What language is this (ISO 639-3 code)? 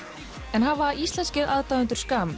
isl